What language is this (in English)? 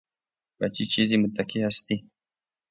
Persian